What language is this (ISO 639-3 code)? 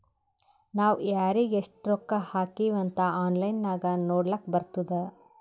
kan